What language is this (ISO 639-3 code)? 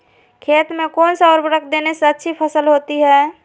mag